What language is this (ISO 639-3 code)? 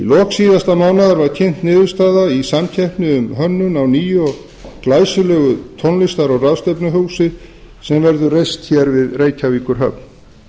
isl